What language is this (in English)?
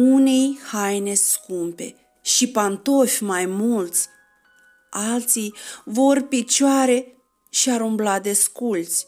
Romanian